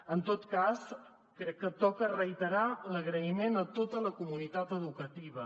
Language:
Catalan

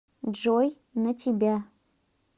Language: Russian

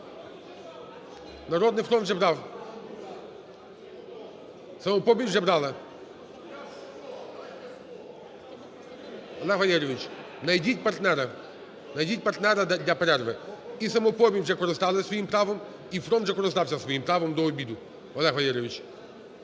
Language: Ukrainian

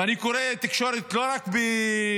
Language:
Hebrew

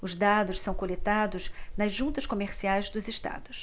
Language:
Portuguese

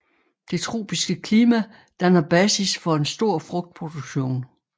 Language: Danish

